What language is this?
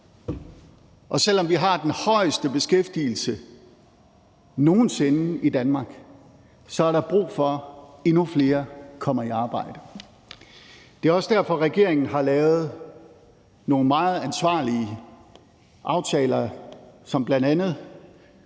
Danish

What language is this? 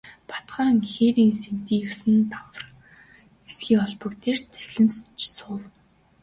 Mongolian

